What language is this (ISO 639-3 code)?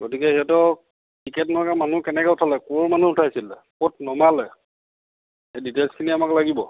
asm